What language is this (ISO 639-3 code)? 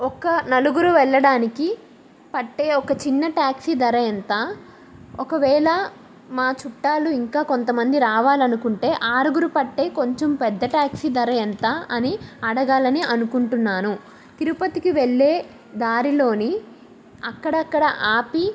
tel